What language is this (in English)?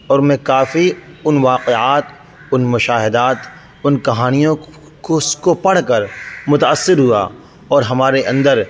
Urdu